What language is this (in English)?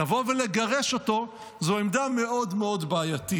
Hebrew